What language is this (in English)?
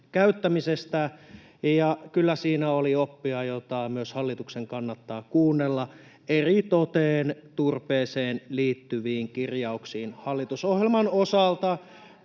Finnish